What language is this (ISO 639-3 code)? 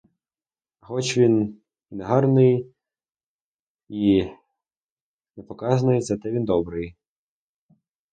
ukr